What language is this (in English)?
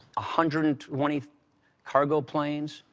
English